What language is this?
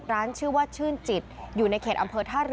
Thai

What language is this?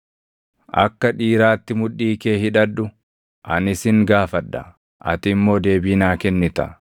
Oromo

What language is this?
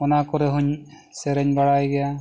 Santali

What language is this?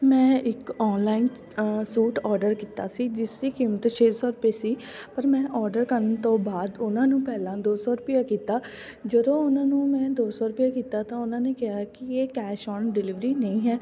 Punjabi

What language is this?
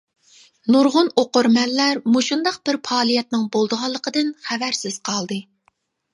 Uyghur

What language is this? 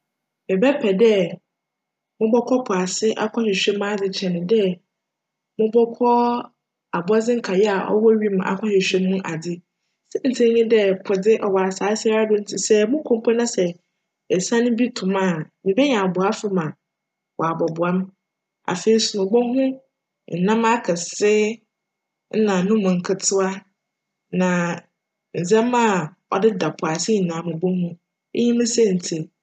Akan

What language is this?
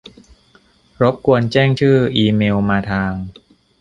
Thai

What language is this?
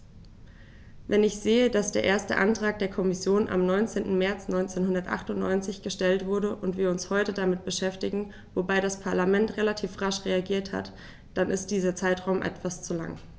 German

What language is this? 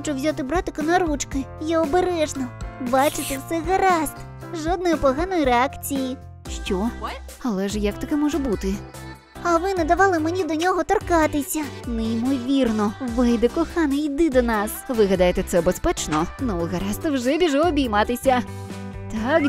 Ukrainian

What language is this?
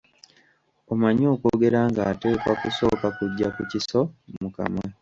Ganda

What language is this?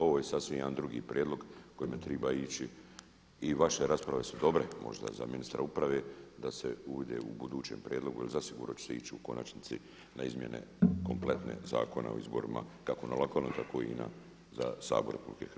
Croatian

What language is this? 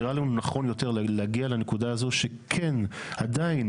Hebrew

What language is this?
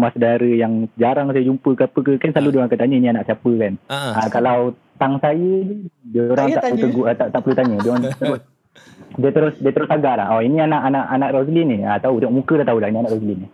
Malay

